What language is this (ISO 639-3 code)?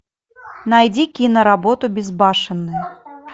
rus